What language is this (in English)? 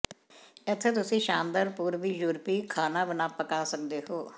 Punjabi